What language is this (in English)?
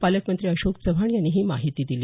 Marathi